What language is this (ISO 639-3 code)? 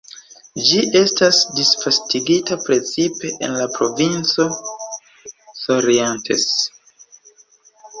epo